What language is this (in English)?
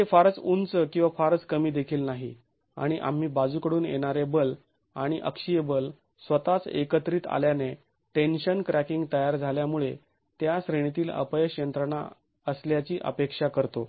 Marathi